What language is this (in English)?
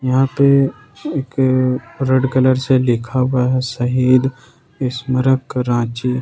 Hindi